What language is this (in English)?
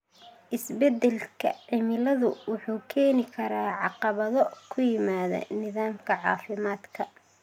Somali